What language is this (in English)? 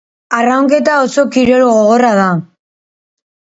Basque